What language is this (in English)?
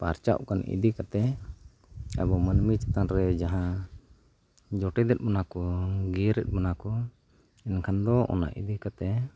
Santali